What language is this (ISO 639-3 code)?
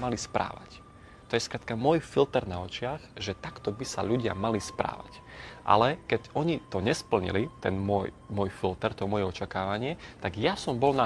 slk